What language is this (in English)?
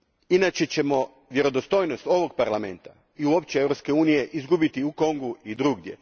Croatian